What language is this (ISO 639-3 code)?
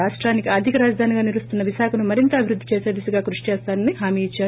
tel